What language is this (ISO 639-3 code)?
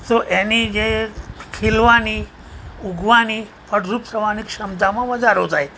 guj